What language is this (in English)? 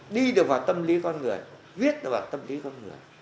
Vietnamese